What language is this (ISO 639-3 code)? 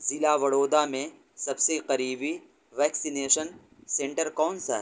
urd